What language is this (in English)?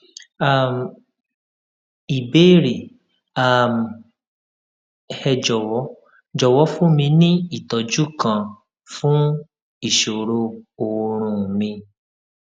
Yoruba